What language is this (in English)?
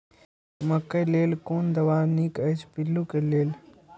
Maithili